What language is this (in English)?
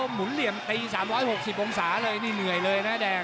Thai